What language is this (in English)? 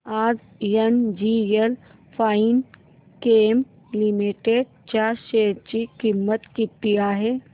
Marathi